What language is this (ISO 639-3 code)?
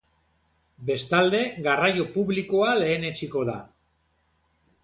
eus